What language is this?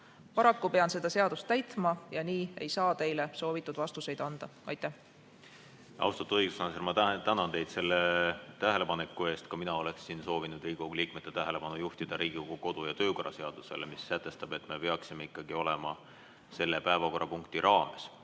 Estonian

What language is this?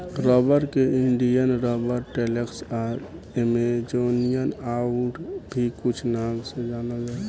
Bhojpuri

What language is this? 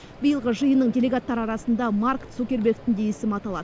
Kazakh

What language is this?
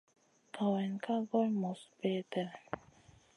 Masana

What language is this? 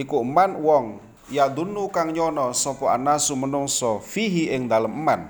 Indonesian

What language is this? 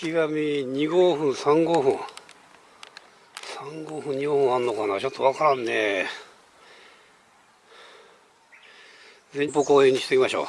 Japanese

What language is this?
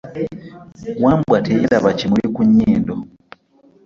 Ganda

